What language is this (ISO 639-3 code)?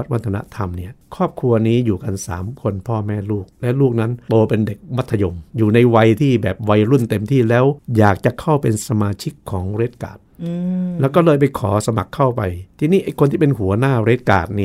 tha